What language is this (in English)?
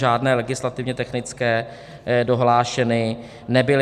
Czech